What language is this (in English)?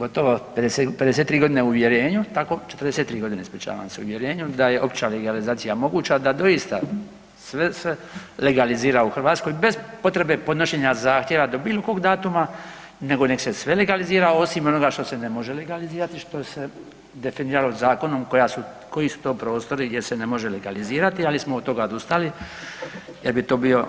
Croatian